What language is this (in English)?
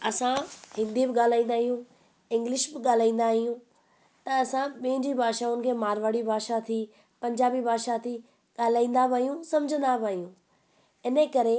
Sindhi